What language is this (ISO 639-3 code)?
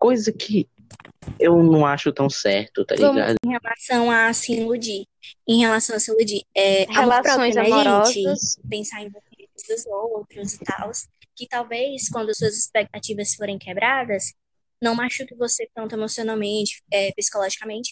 por